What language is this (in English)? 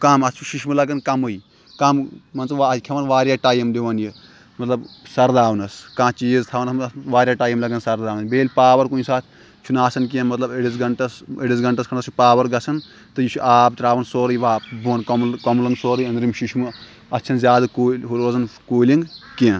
Kashmiri